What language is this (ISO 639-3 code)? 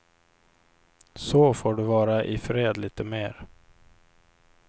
swe